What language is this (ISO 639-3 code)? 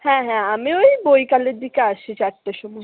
ben